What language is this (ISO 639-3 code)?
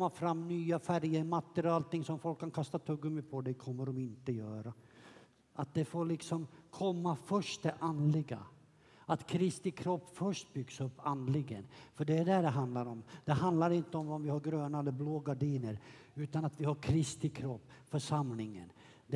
swe